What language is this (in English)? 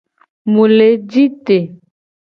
Gen